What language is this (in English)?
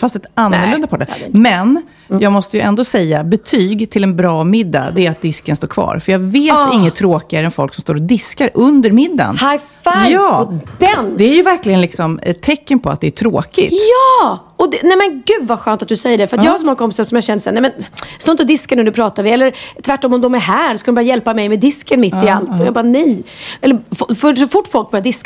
Swedish